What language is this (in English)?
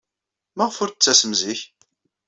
Kabyle